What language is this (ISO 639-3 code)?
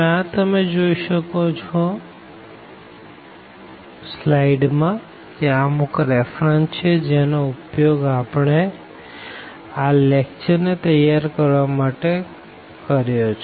guj